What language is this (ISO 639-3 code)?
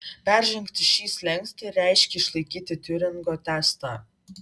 lit